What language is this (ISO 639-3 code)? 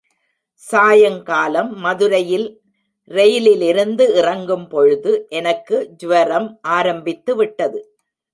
tam